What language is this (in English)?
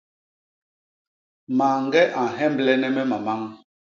Basaa